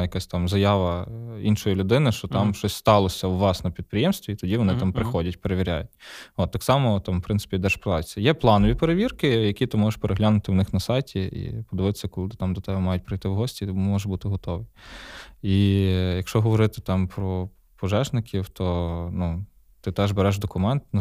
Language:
Ukrainian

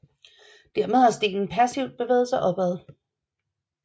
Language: Danish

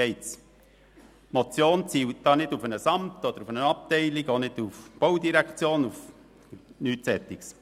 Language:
Swiss German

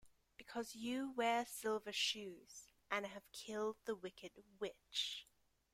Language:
English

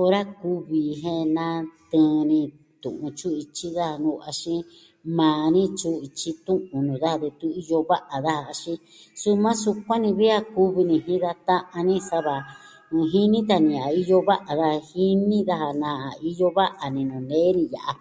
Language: Southwestern Tlaxiaco Mixtec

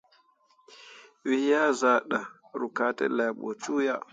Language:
Mundang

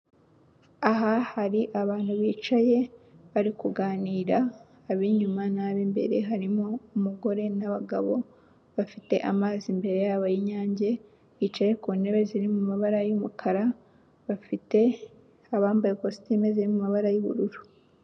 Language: Kinyarwanda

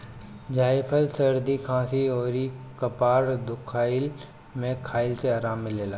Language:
Bhojpuri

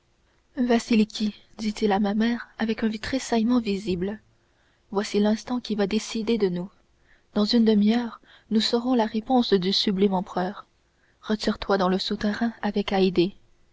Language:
French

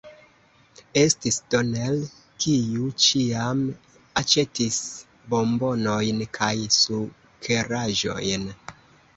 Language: Esperanto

